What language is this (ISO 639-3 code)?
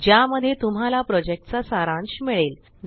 mar